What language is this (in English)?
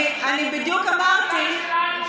Hebrew